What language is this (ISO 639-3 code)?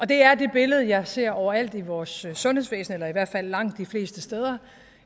dan